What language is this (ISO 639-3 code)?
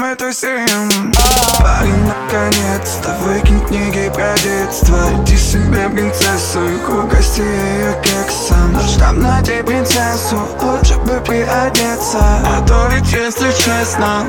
rus